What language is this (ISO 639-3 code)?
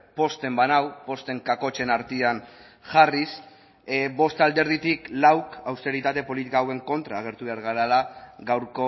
eus